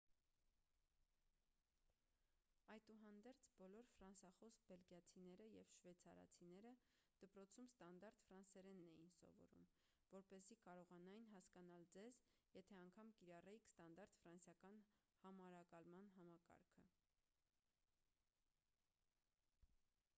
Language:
Armenian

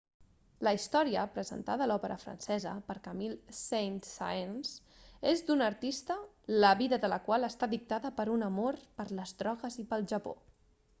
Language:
Catalan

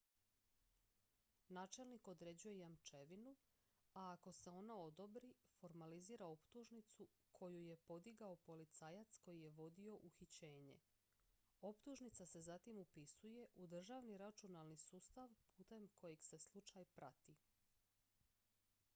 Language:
Croatian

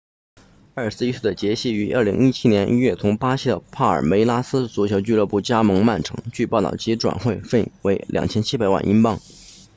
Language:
Chinese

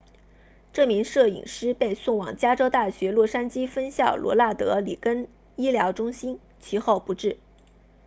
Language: Chinese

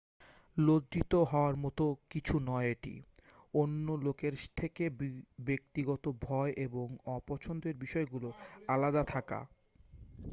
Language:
Bangla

